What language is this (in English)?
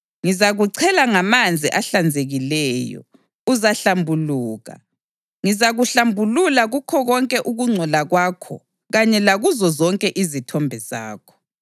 North Ndebele